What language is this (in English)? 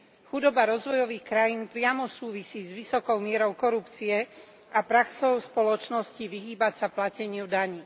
Slovak